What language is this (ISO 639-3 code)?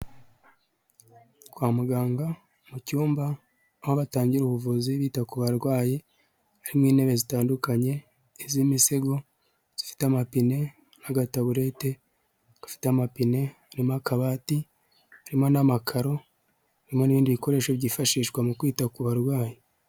kin